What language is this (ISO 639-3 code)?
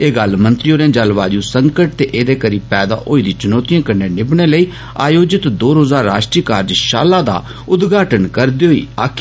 doi